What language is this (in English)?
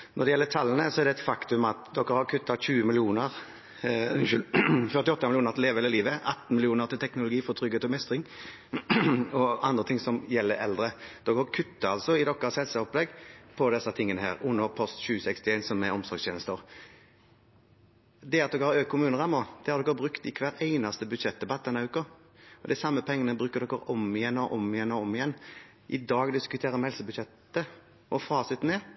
Norwegian Bokmål